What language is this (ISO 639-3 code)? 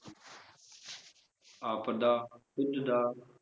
pan